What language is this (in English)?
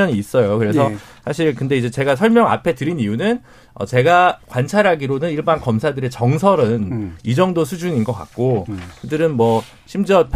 Korean